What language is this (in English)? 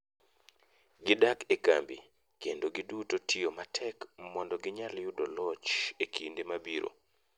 Luo (Kenya and Tanzania)